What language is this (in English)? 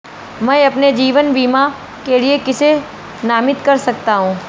Hindi